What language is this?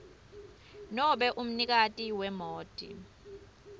Swati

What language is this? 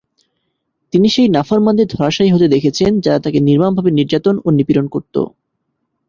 Bangla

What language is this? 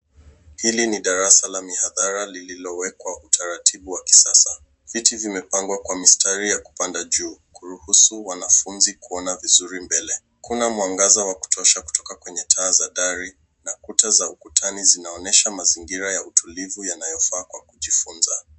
Swahili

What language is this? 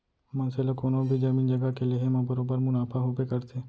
Chhattisgarhi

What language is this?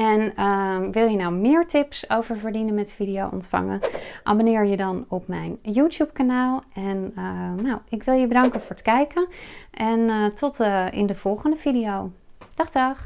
Dutch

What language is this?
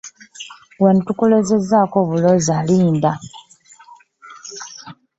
Ganda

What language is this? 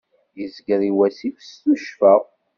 Kabyle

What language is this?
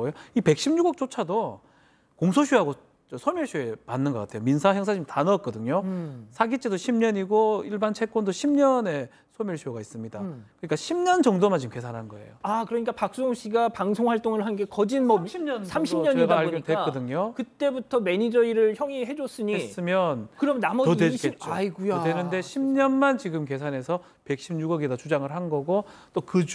Korean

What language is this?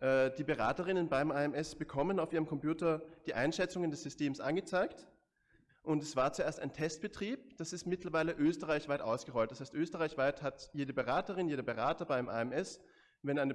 German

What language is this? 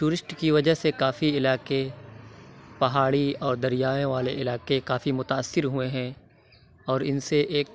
Urdu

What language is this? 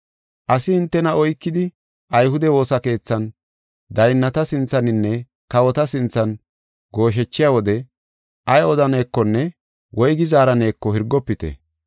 Gofa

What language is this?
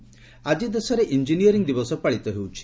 Odia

